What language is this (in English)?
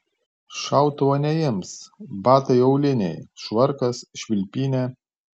Lithuanian